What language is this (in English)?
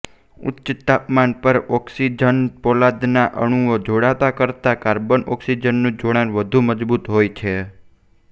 Gujarati